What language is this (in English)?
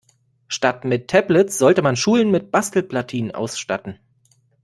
German